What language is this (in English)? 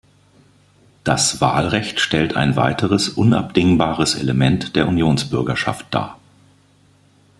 German